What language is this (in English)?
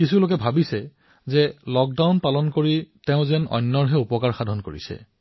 Assamese